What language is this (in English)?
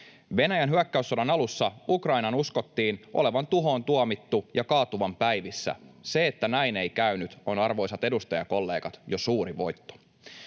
Finnish